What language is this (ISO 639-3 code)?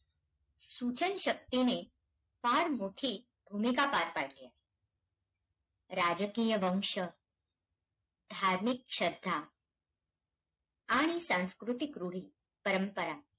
mar